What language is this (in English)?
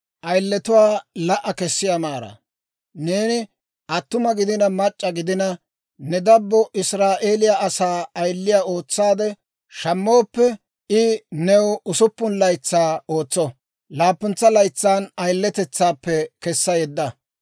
Dawro